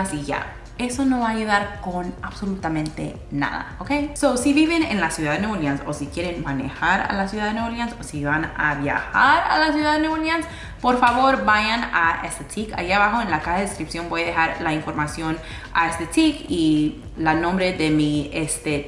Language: Spanish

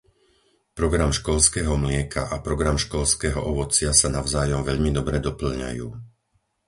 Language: Slovak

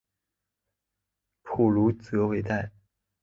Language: Chinese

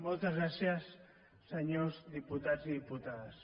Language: Catalan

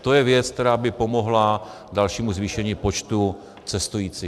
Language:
Czech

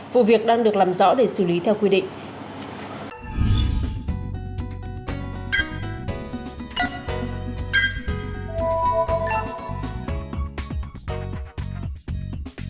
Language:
Vietnamese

